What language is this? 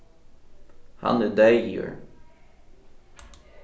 Faroese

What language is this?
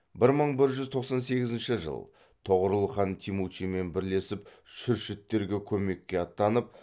Kazakh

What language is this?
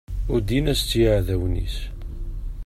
Kabyle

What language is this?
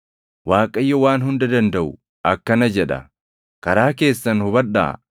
Oromo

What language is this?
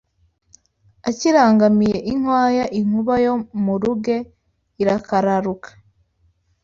Kinyarwanda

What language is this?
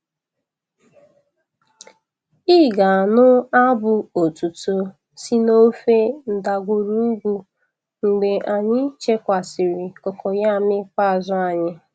Igbo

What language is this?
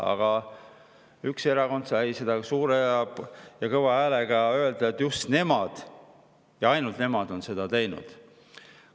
Estonian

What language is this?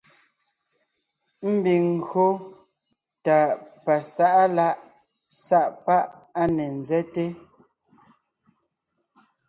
Ngiemboon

